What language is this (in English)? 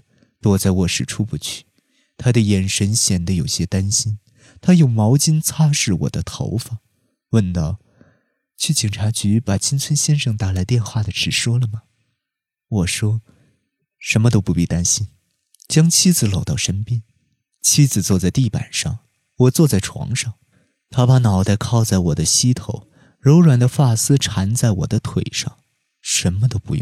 Chinese